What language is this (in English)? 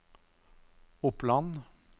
Norwegian